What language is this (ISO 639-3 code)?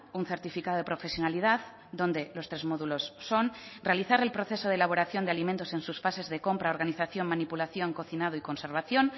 spa